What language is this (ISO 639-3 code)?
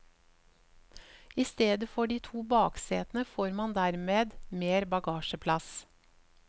nor